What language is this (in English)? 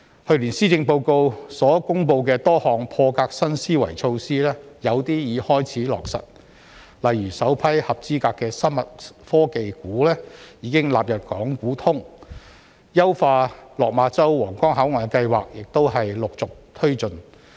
Cantonese